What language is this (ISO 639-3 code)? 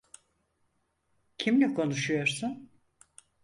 tur